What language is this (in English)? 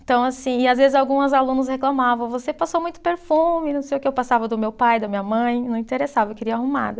Portuguese